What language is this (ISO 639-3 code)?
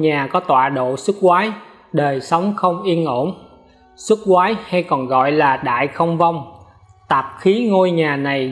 vie